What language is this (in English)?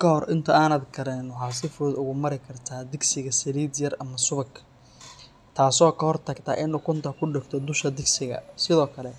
Somali